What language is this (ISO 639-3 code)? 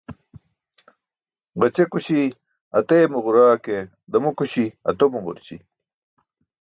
bsk